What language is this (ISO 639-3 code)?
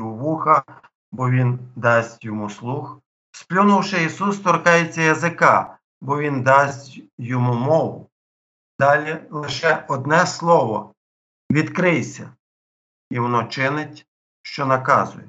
ukr